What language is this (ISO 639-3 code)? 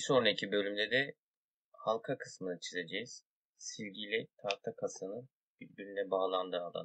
tur